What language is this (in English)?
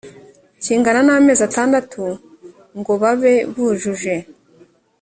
Kinyarwanda